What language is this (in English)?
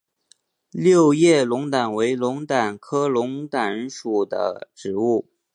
Chinese